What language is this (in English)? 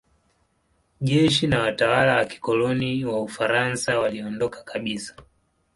Swahili